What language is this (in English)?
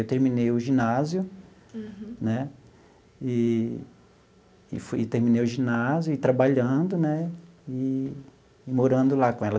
Portuguese